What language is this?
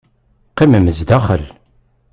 Kabyle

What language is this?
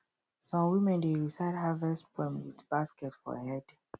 Nigerian Pidgin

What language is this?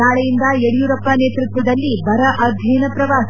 Kannada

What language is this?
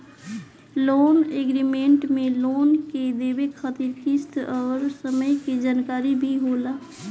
Bhojpuri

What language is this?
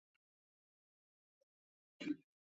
Chinese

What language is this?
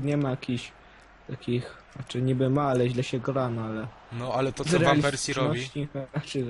Polish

